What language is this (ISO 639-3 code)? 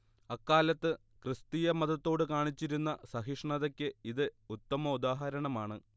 mal